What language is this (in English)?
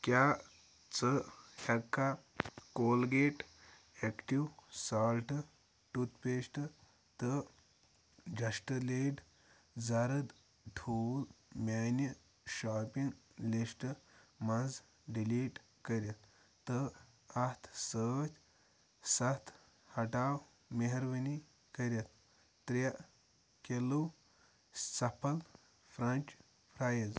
Kashmiri